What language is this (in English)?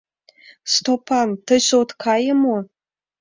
Mari